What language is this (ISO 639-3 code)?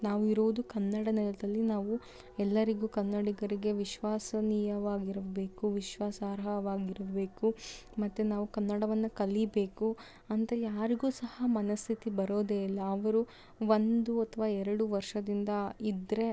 kan